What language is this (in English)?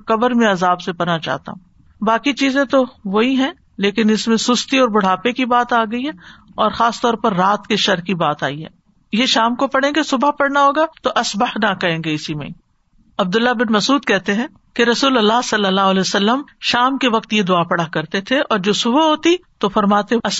Urdu